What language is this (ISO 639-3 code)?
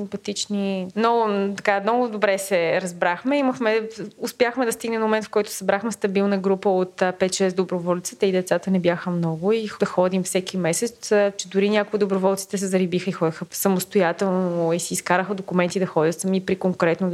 bul